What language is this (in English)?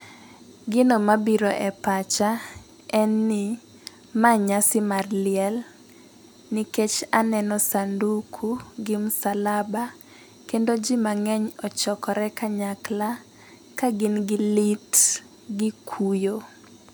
Luo (Kenya and Tanzania)